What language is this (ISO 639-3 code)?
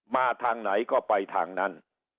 tha